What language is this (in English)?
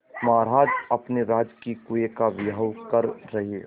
Hindi